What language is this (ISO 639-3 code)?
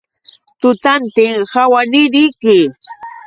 qux